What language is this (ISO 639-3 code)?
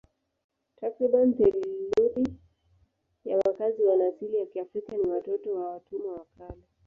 swa